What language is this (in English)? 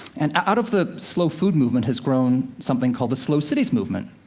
English